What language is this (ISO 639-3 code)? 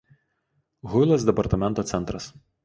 lit